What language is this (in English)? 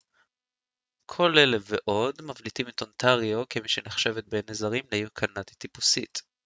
Hebrew